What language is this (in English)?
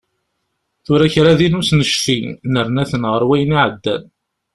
Kabyle